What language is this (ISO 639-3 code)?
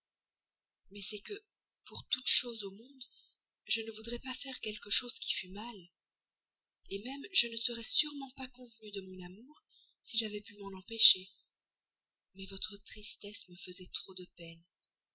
fra